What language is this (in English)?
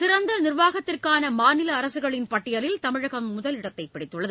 Tamil